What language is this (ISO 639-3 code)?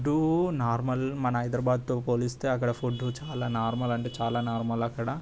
tel